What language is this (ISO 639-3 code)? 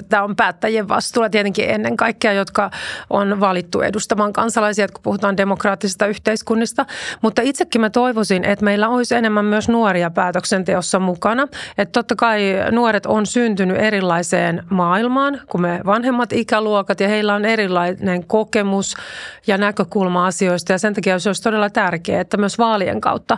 fin